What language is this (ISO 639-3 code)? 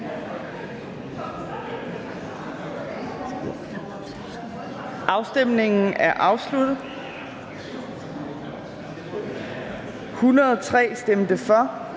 dan